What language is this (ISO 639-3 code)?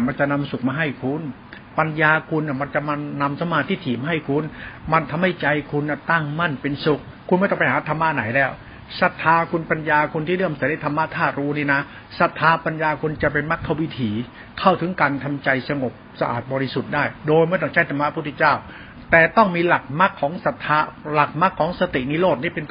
tha